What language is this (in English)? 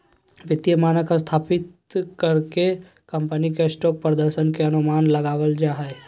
Magahi